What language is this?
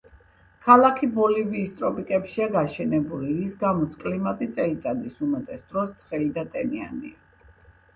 Georgian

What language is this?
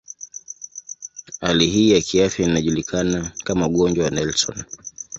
Swahili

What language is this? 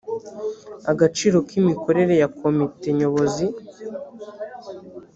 Kinyarwanda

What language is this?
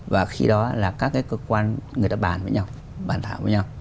Vietnamese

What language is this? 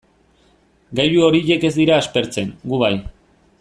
Basque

